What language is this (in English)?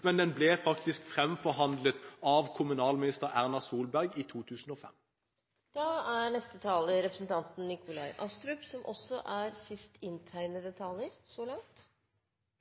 Norwegian Bokmål